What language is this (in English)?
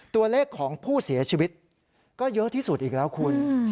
Thai